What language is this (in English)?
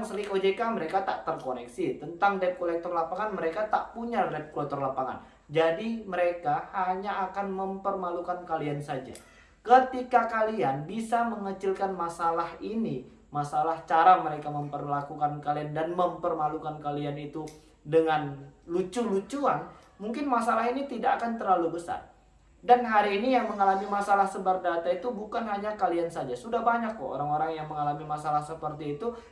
Indonesian